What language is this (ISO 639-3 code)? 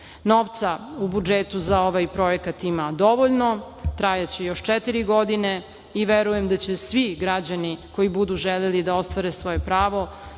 srp